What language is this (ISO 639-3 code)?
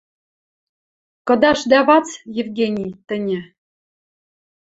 mrj